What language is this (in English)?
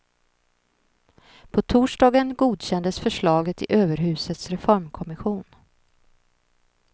Swedish